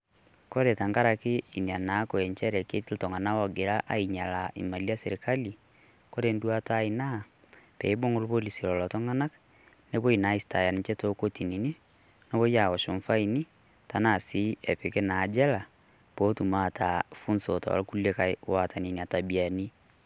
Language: Masai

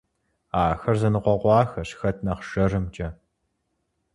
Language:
Kabardian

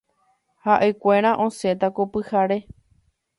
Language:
Guarani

